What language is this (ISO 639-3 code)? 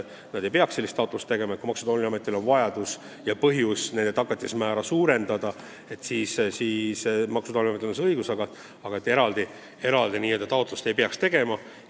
est